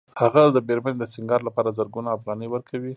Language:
Pashto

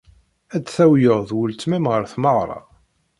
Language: Kabyle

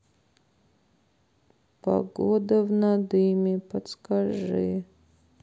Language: Russian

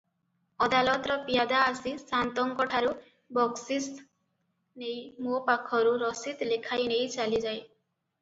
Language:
Odia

